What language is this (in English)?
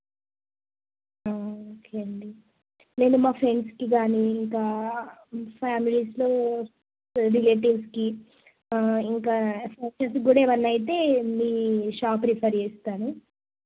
Telugu